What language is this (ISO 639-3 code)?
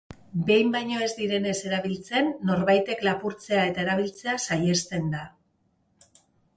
eus